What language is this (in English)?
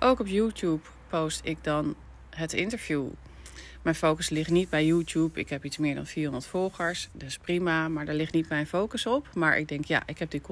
Dutch